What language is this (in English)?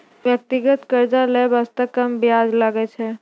Maithili